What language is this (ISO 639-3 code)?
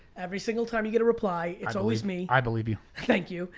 eng